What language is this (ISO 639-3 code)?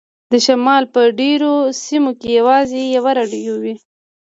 pus